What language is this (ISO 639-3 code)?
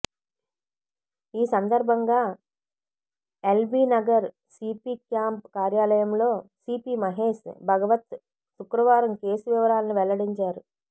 tel